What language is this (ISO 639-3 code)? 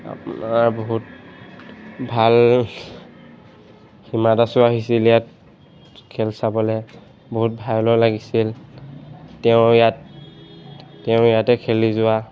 asm